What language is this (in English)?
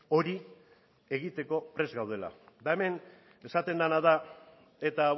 Basque